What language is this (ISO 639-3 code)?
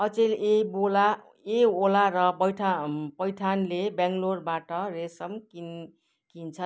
nep